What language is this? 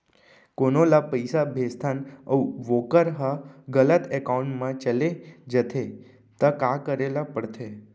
Chhattisgarhi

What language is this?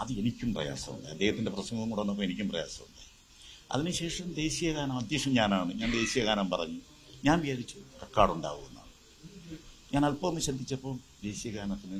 Malayalam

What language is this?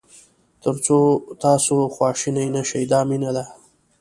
Pashto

